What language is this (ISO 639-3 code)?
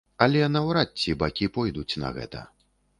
bel